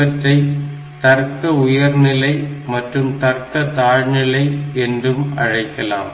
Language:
Tamil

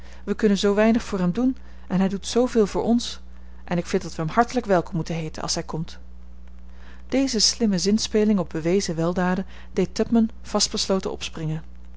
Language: Dutch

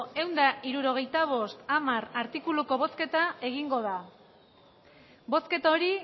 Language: Basque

